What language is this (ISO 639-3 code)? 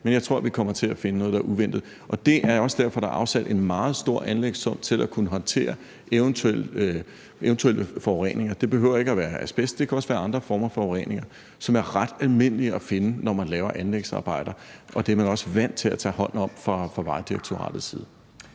dan